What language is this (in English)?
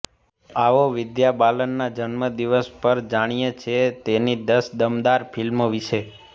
Gujarati